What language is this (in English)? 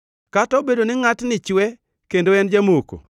Luo (Kenya and Tanzania)